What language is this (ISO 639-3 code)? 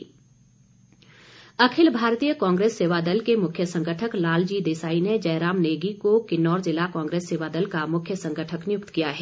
hin